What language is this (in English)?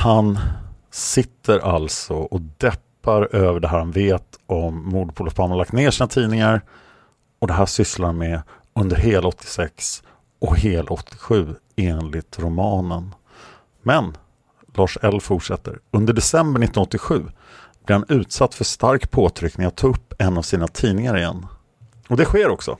Swedish